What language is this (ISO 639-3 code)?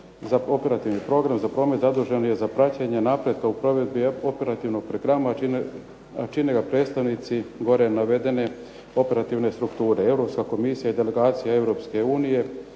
hrv